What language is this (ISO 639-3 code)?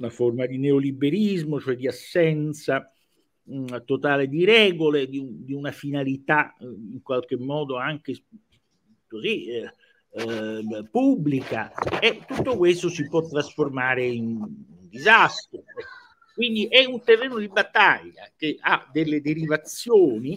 ita